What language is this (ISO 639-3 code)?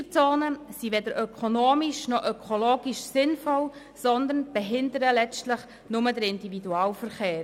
gsw